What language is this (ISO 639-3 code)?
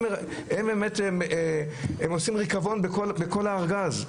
heb